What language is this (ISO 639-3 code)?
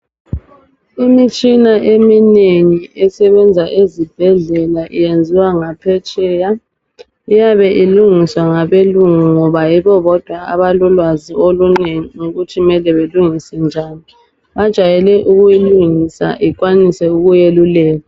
nde